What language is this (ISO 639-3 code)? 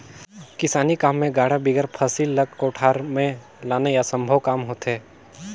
hne